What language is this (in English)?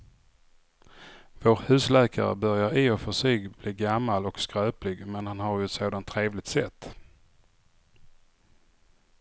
Swedish